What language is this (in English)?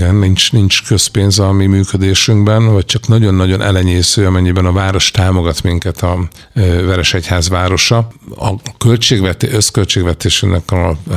Hungarian